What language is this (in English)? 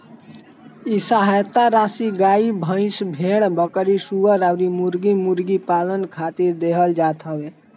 Bhojpuri